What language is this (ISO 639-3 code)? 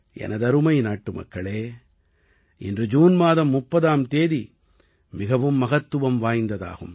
tam